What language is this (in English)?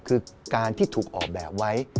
Thai